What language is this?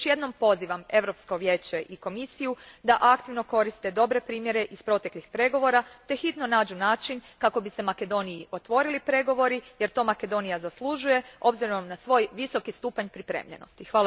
Croatian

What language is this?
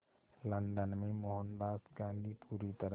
Hindi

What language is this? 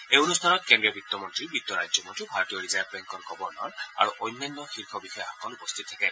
Assamese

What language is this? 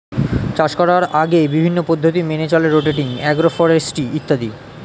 Bangla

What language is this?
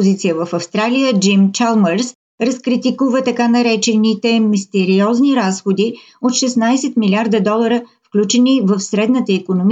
Bulgarian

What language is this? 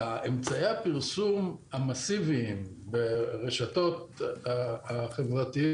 Hebrew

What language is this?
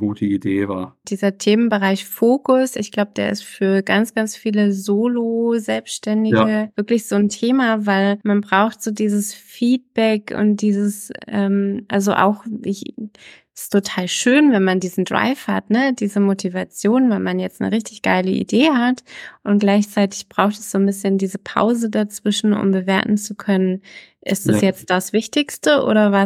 German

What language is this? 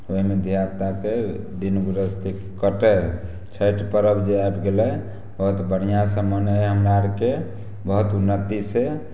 Maithili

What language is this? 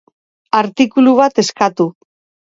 Basque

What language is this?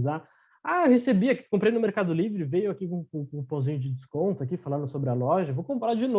Portuguese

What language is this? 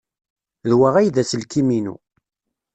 Kabyle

